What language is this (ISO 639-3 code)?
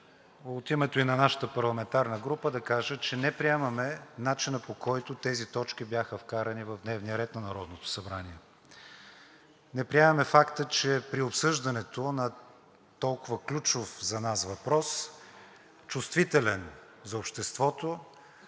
bul